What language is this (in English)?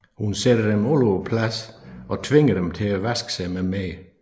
Danish